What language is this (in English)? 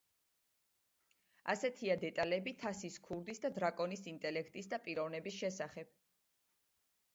Georgian